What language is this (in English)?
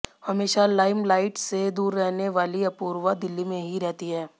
Hindi